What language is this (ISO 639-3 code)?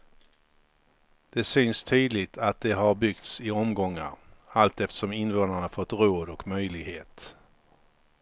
swe